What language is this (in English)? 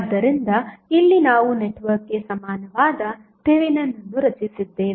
Kannada